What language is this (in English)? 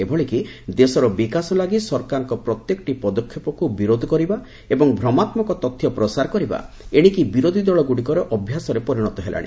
Odia